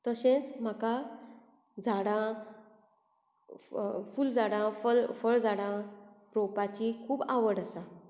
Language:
Konkani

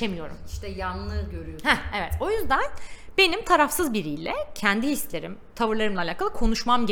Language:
Turkish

